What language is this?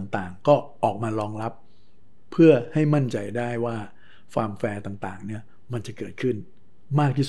Thai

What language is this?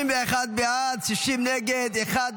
Hebrew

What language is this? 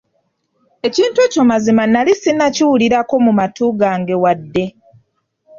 Ganda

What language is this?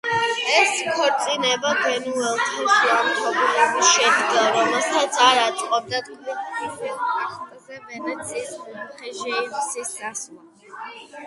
Georgian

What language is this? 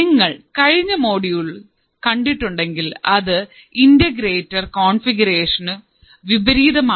Malayalam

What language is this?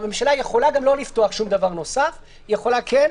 Hebrew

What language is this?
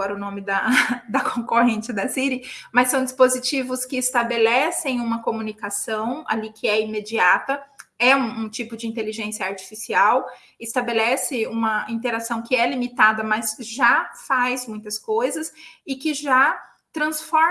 Portuguese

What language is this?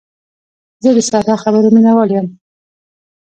Pashto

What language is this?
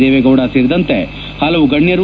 Kannada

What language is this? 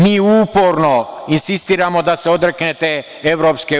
Serbian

